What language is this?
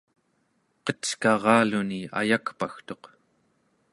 Central Yupik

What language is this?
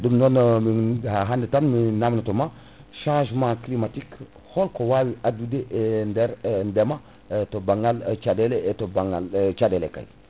Fula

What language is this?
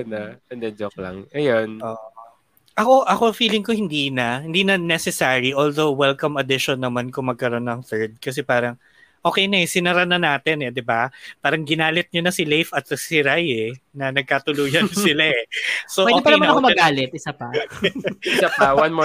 Filipino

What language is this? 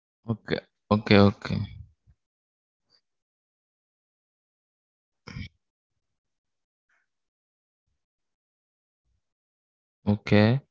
Tamil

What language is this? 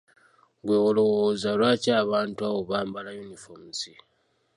Ganda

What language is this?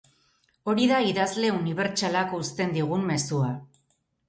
Basque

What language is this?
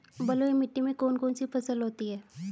Hindi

